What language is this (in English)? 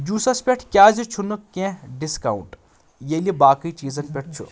Kashmiri